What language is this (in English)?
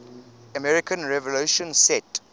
English